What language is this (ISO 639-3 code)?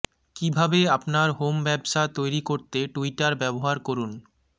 ben